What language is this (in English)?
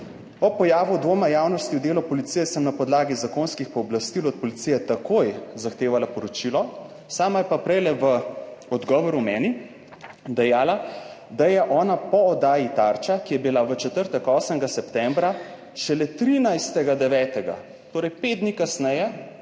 Slovenian